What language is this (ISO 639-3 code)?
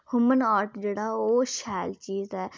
doi